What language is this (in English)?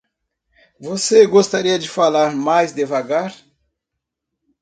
Portuguese